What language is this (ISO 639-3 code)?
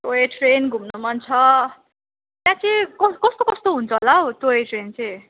nep